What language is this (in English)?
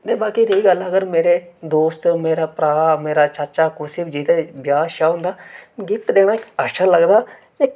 Dogri